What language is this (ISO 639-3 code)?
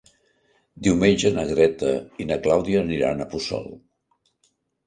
cat